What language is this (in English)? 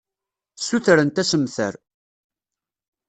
Kabyle